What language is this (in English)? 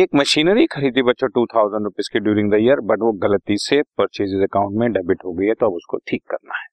Hindi